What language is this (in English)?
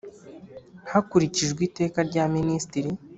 Kinyarwanda